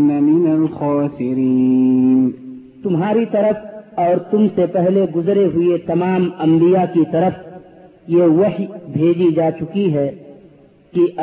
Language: Urdu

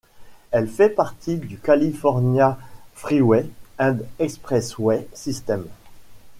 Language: French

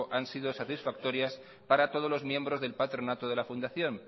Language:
Spanish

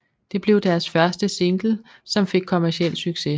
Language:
Danish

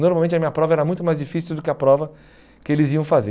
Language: Portuguese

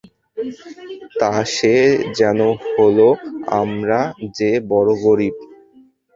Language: Bangla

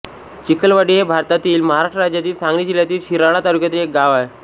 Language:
Marathi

